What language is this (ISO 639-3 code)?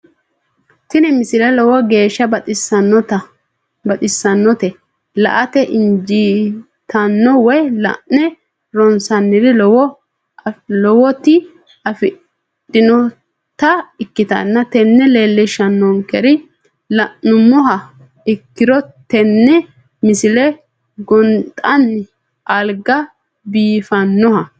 sid